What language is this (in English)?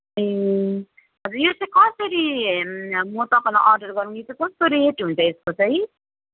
Nepali